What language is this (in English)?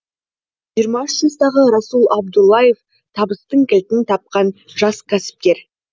Kazakh